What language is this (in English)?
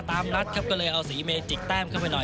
Thai